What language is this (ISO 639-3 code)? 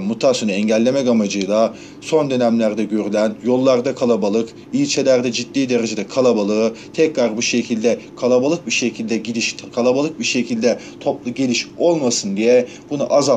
tur